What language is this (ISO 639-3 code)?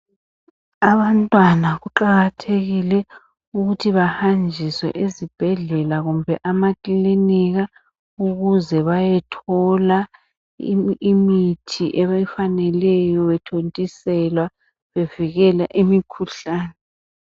nde